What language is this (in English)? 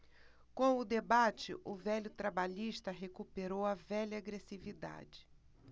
Portuguese